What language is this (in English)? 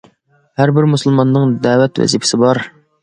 Uyghur